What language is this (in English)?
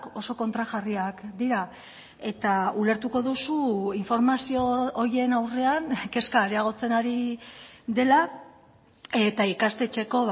Basque